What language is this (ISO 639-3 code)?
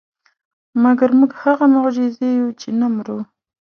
pus